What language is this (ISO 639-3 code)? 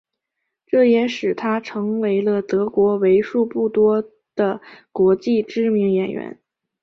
zho